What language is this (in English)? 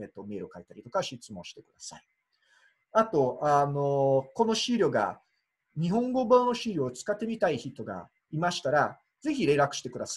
Japanese